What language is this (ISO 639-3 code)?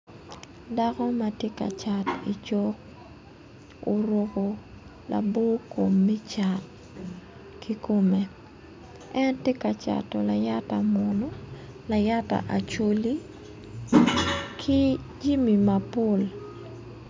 ach